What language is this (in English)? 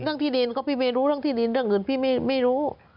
Thai